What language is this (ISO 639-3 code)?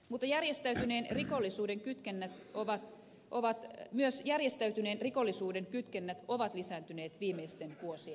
fin